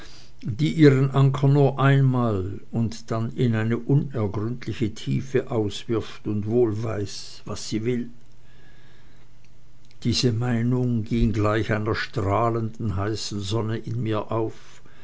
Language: German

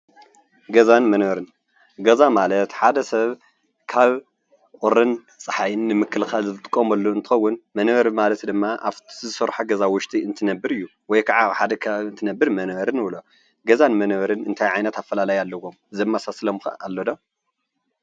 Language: Tigrinya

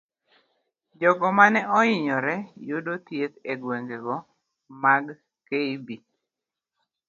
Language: Luo (Kenya and Tanzania)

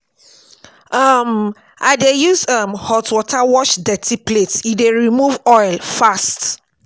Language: Nigerian Pidgin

